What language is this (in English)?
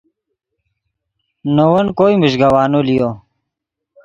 Yidgha